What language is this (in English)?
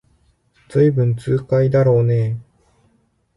Japanese